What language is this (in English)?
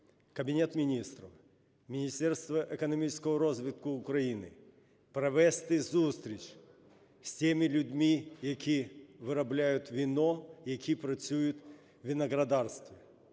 Ukrainian